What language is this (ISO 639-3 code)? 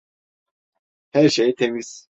tur